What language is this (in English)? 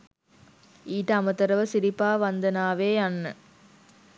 Sinhala